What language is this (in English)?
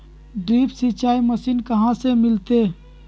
Magahi